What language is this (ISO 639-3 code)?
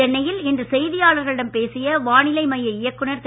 tam